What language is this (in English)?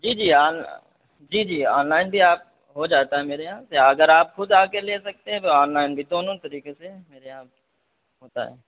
Urdu